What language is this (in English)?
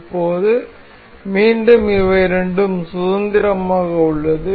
Tamil